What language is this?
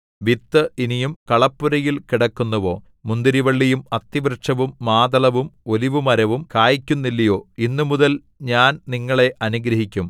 Malayalam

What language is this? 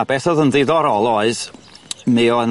Welsh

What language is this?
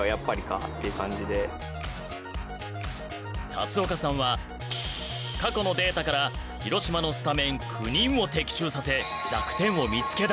Japanese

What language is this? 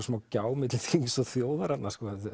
Icelandic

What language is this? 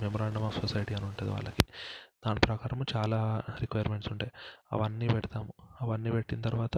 Telugu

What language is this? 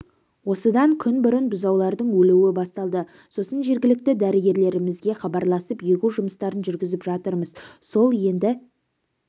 Kazakh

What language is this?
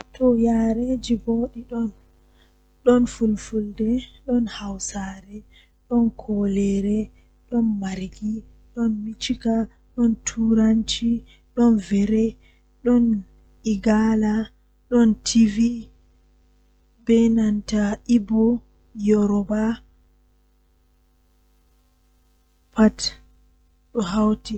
Western Niger Fulfulde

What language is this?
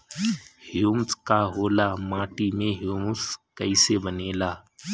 Bhojpuri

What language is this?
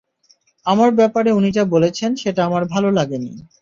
Bangla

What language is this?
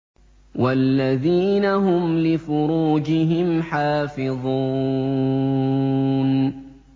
Arabic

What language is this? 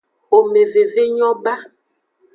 Aja (Benin)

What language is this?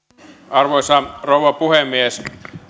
Finnish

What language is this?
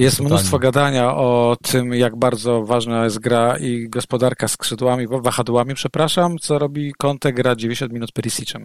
Polish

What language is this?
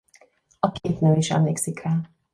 Hungarian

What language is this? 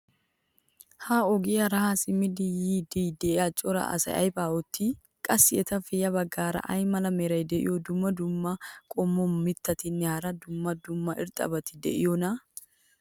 Wolaytta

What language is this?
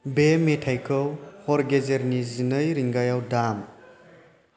Bodo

